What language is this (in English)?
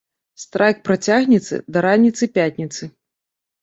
Belarusian